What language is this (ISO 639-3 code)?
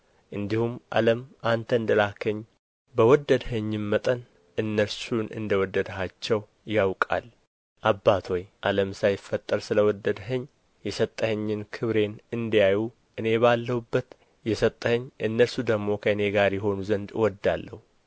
amh